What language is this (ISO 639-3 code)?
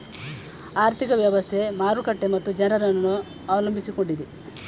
kan